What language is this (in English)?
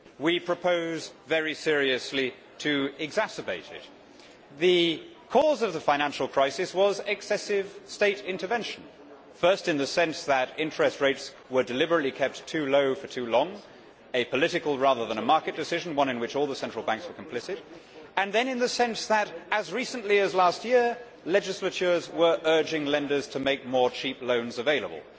English